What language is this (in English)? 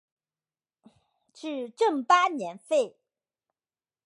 Chinese